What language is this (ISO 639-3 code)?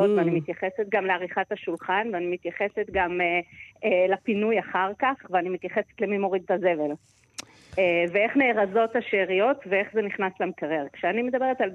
heb